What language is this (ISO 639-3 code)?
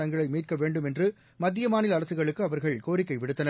tam